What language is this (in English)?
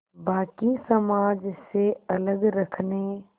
Hindi